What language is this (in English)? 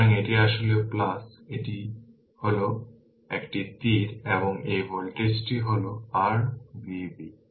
Bangla